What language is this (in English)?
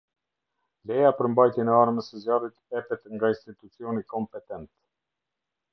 Albanian